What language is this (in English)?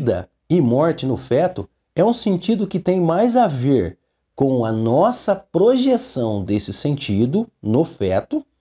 Portuguese